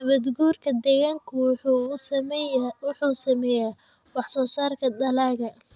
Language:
Somali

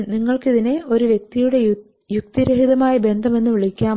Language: Malayalam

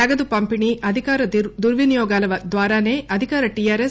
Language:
Telugu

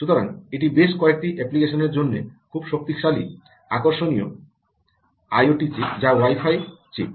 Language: Bangla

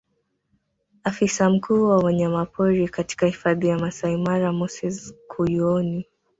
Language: Swahili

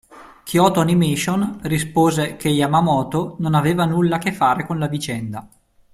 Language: Italian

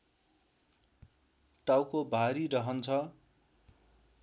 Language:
Nepali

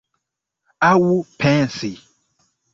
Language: Esperanto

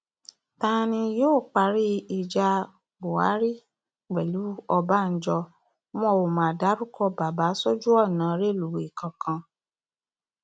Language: Yoruba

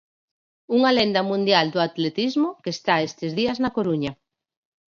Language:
Galician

